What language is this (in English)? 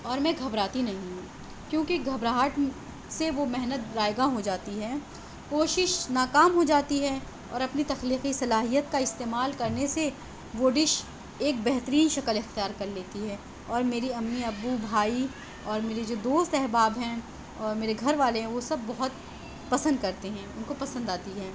Urdu